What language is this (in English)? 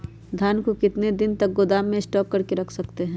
Magahi